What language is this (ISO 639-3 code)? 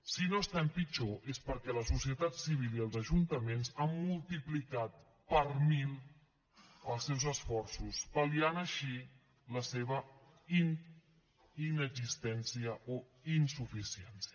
cat